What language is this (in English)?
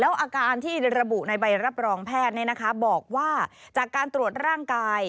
Thai